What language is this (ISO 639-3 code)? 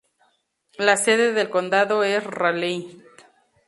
spa